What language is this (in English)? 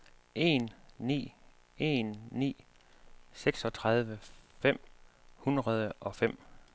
Danish